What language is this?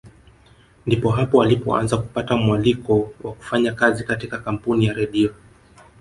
Swahili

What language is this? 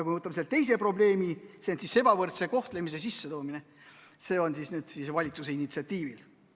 Estonian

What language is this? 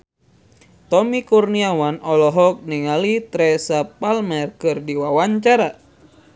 Sundanese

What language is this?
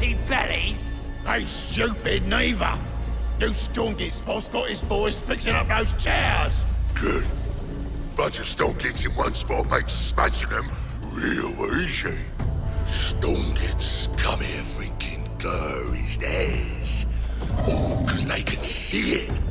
Portuguese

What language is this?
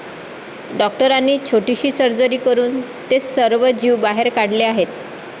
Marathi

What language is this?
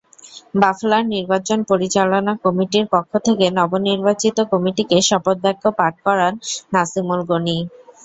Bangla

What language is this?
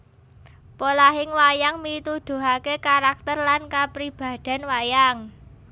Javanese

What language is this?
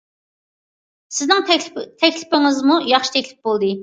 Uyghur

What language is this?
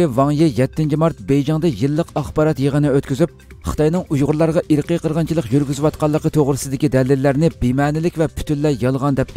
Turkish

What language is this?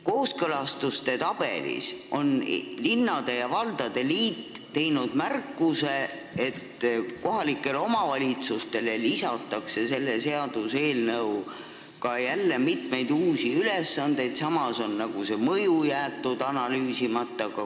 Estonian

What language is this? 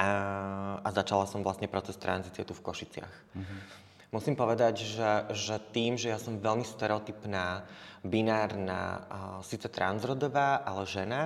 Slovak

